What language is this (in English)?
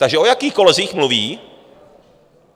Czech